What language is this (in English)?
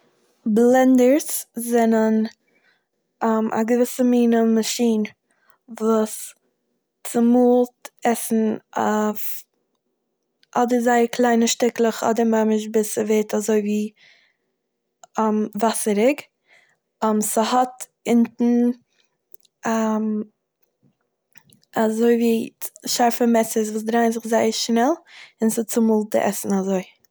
Yiddish